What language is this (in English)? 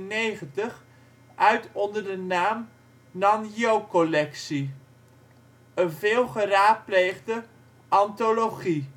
Dutch